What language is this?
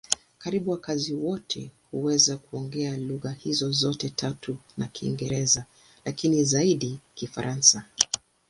Swahili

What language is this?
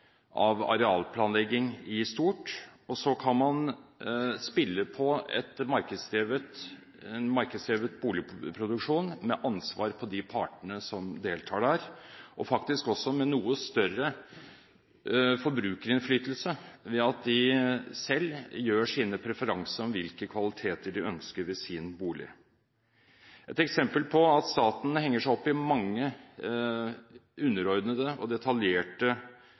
Norwegian Bokmål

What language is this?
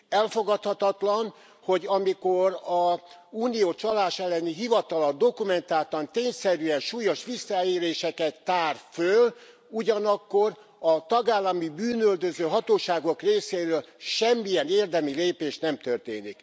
Hungarian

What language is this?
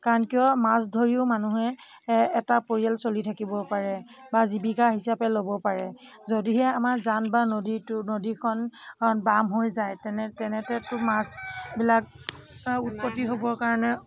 Assamese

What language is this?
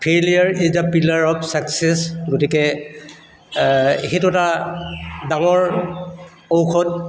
Assamese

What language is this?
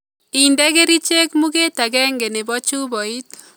Kalenjin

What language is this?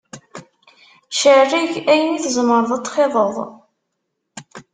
Kabyle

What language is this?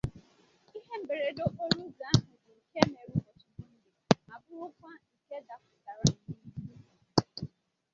Igbo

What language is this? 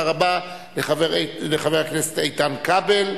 Hebrew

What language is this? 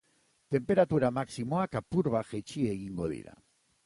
Basque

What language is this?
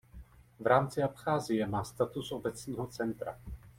Czech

